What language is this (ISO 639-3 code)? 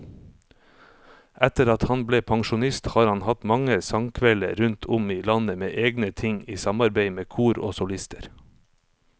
nor